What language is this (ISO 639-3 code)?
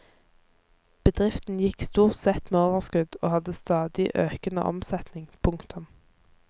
nor